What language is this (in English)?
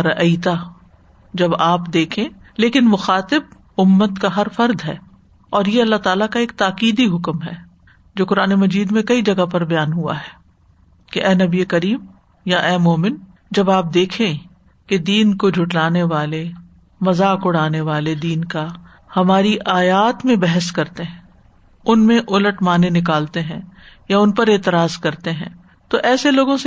Urdu